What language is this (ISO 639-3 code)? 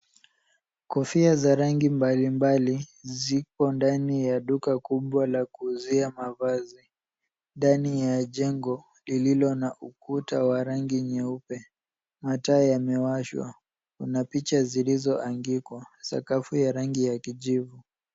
swa